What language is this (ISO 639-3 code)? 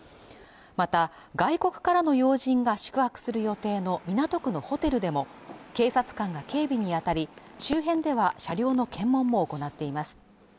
jpn